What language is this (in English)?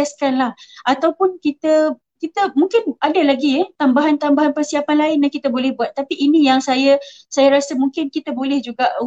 Malay